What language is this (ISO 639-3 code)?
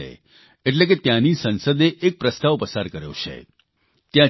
guj